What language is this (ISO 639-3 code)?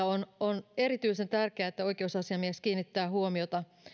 fin